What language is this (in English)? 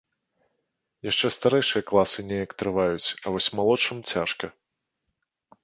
Belarusian